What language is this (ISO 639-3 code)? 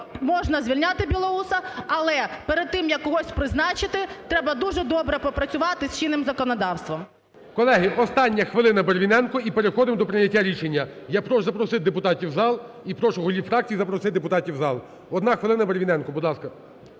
ukr